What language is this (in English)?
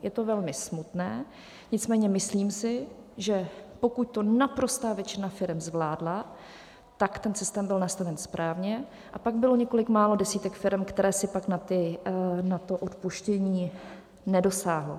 Czech